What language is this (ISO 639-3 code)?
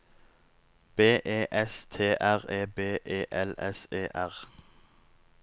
nor